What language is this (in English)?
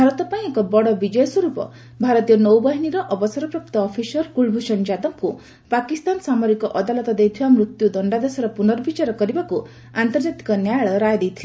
Odia